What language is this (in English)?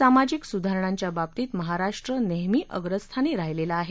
Marathi